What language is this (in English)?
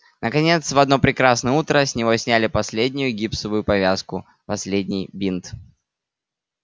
Russian